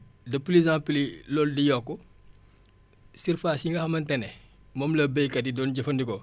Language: Wolof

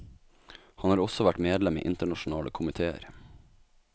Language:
Norwegian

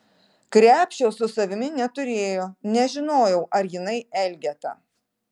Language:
Lithuanian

